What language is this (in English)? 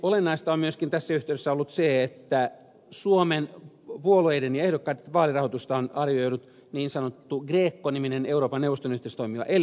Finnish